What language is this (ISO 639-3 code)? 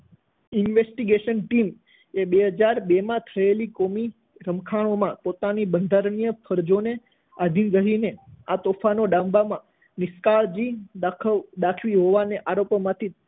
guj